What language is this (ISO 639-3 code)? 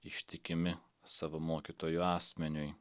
lit